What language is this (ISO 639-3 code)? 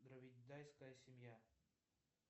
rus